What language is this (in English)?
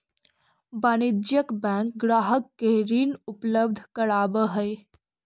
Magahi